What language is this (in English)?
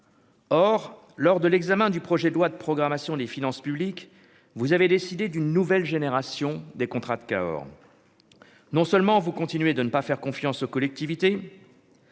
French